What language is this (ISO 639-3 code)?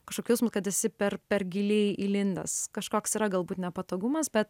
lit